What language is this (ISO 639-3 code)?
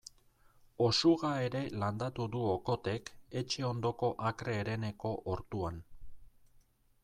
eus